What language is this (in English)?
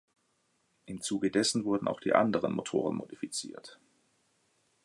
German